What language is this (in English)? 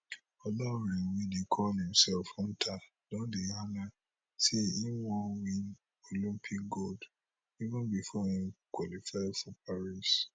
Nigerian Pidgin